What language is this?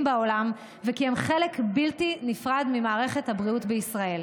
Hebrew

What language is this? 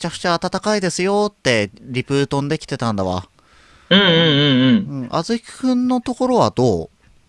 Japanese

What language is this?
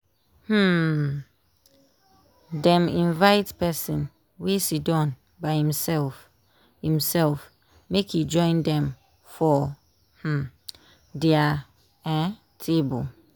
Nigerian Pidgin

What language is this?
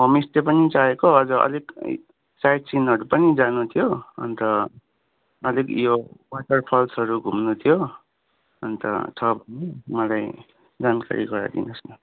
Nepali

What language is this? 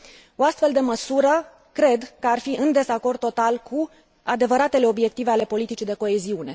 Romanian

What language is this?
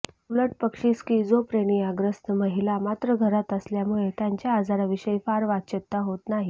Marathi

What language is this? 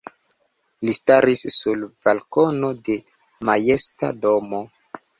Esperanto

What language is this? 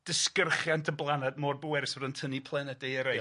Welsh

